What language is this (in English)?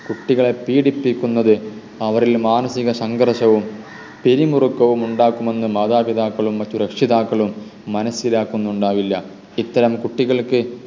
Malayalam